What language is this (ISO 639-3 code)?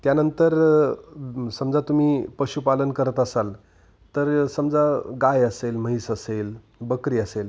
mar